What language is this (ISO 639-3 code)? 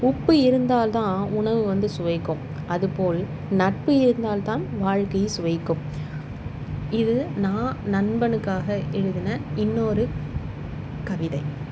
tam